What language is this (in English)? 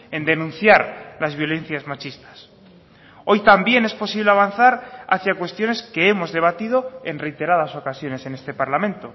Spanish